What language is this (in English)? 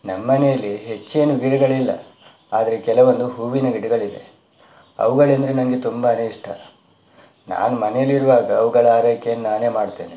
Kannada